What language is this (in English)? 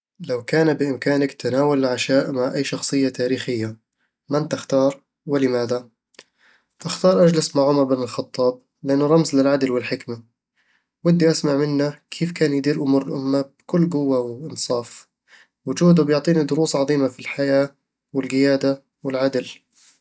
Eastern Egyptian Bedawi Arabic